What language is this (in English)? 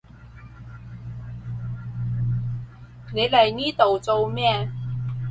Cantonese